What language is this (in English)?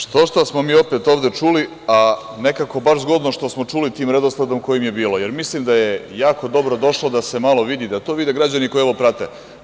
Serbian